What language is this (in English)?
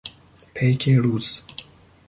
Persian